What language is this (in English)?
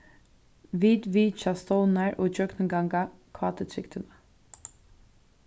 Faroese